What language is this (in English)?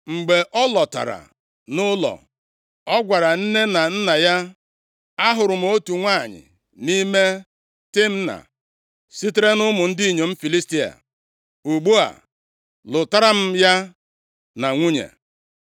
Igbo